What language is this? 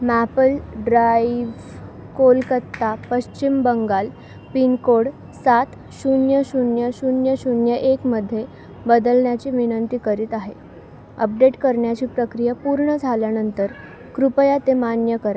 Marathi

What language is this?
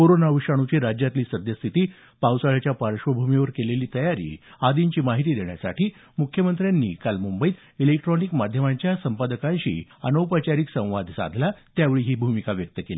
Marathi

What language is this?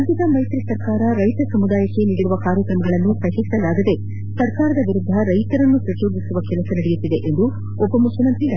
Kannada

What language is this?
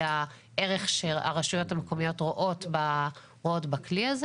Hebrew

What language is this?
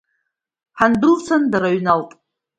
Abkhazian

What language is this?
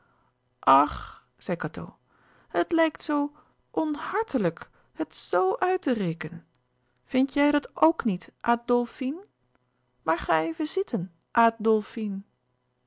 Dutch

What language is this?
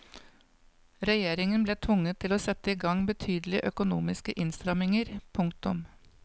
Norwegian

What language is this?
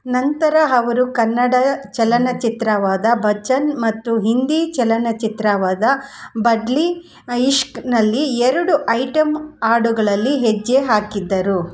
Kannada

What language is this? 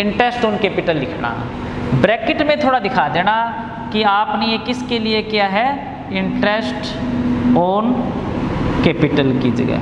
Hindi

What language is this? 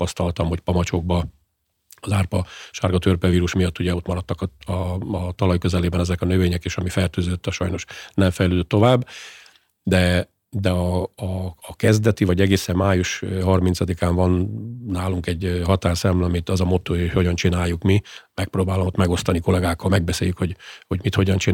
Hungarian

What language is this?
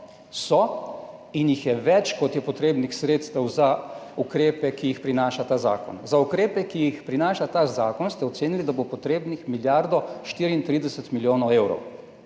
Slovenian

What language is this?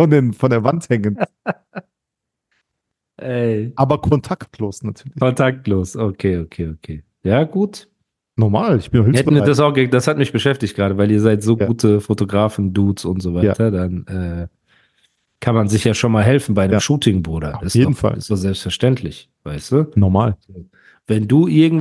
German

